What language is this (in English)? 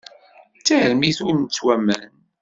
Kabyle